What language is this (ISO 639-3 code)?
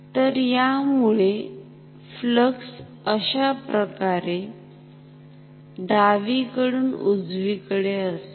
mar